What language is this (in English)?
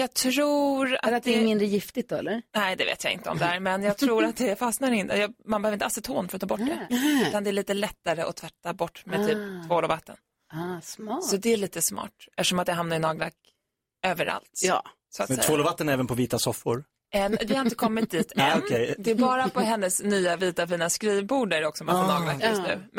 Swedish